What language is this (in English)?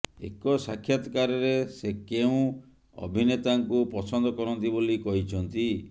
Odia